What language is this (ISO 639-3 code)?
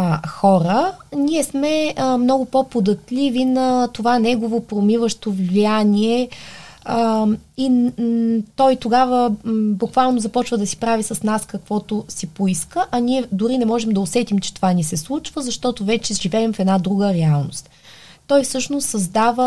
bul